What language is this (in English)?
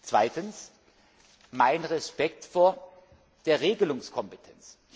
German